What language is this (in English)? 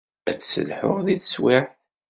Kabyle